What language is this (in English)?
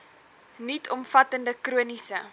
Afrikaans